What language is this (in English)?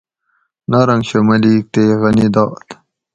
Gawri